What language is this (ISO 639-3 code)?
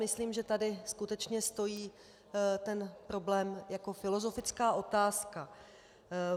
ces